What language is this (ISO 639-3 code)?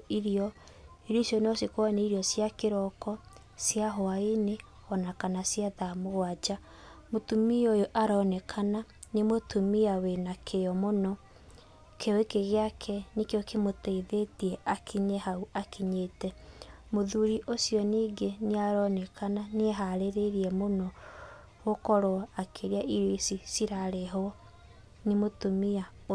kik